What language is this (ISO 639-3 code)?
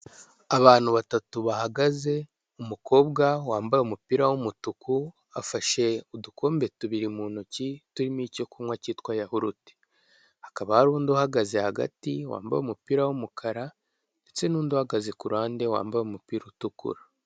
kin